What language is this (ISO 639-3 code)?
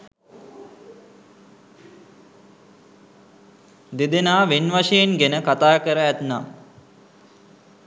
sin